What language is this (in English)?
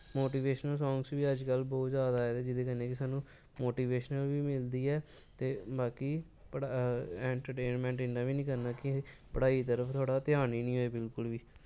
Dogri